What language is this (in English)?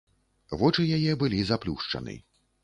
Belarusian